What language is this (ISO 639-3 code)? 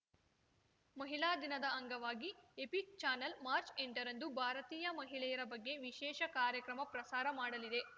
kan